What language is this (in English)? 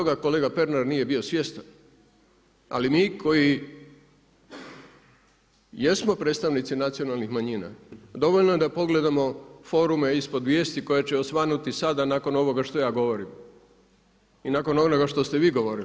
Croatian